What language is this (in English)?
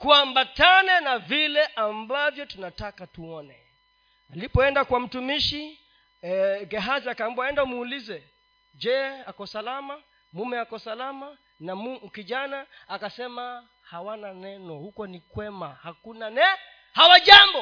Swahili